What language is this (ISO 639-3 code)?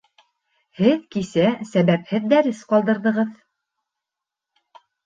bak